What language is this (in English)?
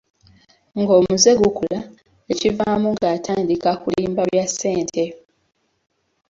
Ganda